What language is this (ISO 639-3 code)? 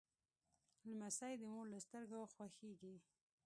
pus